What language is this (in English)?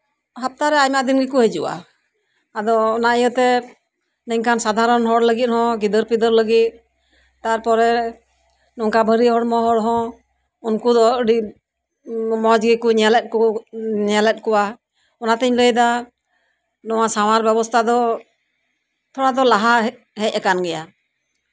Santali